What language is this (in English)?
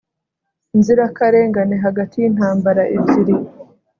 Kinyarwanda